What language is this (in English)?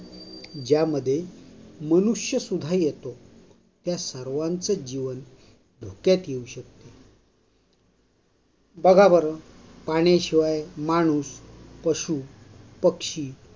Marathi